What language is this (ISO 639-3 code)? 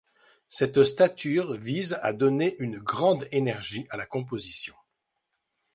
fra